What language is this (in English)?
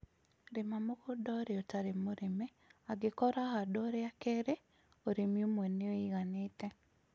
Kikuyu